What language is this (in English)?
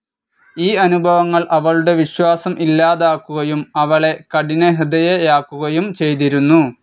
Malayalam